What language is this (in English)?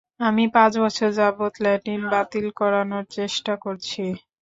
Bangla